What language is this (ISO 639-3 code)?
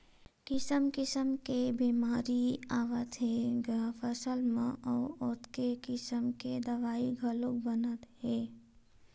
hne